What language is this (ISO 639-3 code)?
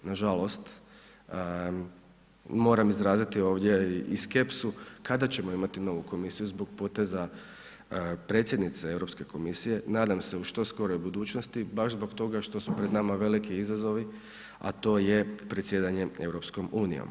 hrv